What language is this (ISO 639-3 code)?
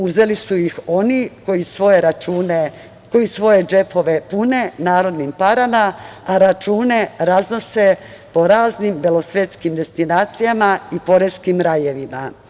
srp